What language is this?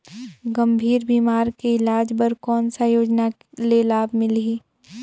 Chhattisgarhi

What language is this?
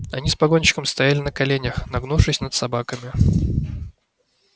Russian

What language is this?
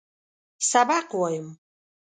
Pashto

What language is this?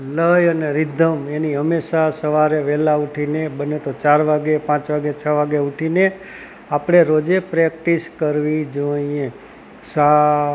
Gujarati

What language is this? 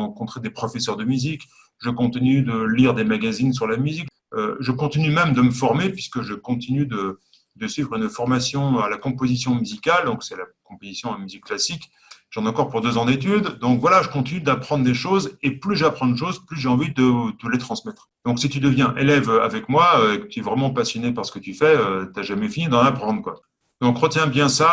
French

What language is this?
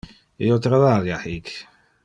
Interlingua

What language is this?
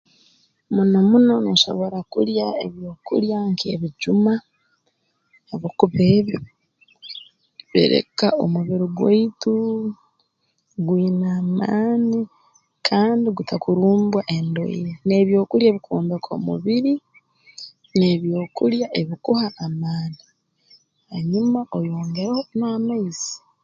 Tooro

